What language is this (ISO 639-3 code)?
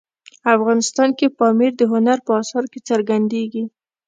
pus